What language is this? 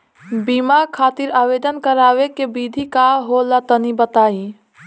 Bhojpuri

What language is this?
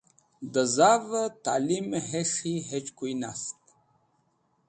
Wakhi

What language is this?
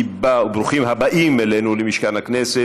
Hebrew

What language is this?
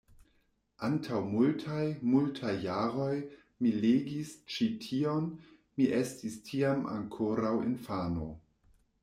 Esperanto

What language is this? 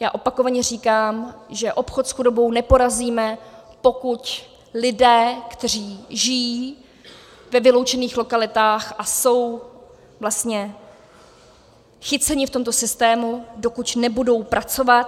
Czech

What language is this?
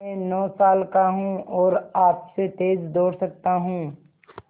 Hindi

